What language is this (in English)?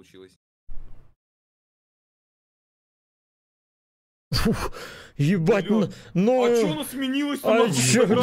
Russian